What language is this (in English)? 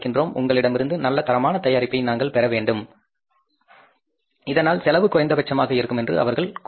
Tamil